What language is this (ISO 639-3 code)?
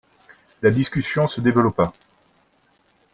fra